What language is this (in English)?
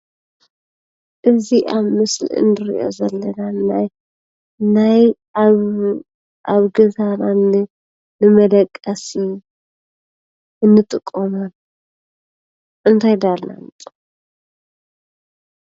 Tigrinya